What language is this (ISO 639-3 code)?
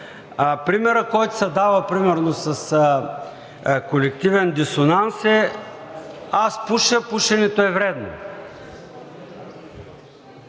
bul